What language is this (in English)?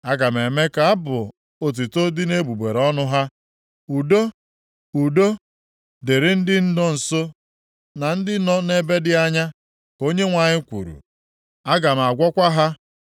Igbo